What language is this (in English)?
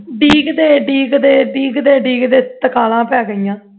Punjabi